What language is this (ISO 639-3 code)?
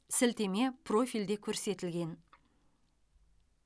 kaz